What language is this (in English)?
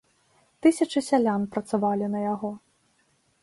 Belarusian